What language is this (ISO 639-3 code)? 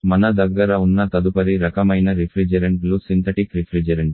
tel